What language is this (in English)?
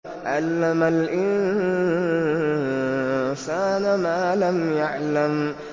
Arabic